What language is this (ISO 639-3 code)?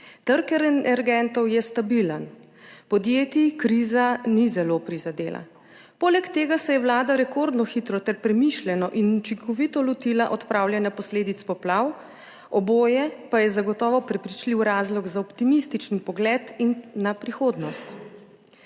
slv